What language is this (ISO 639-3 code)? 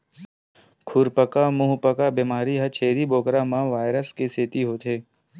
hne